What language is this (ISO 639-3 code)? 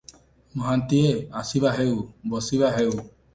ori